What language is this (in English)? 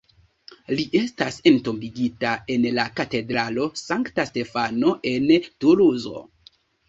Esperanto